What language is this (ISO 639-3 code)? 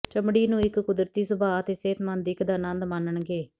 pan